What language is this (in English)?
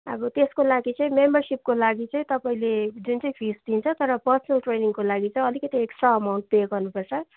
Nepali